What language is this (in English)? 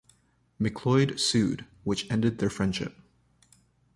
English